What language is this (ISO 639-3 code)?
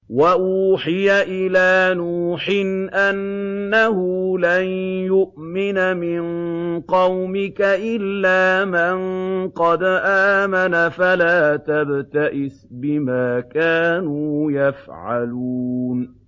ara